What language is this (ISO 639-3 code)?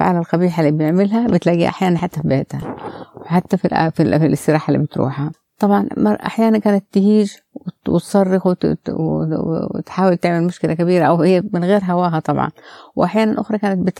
ara